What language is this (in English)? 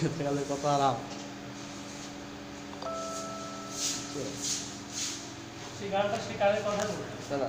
Dutch